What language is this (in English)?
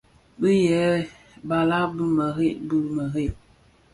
Bafia